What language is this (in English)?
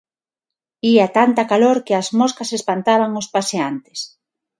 Galician